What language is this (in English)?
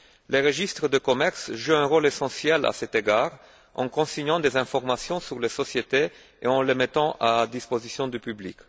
French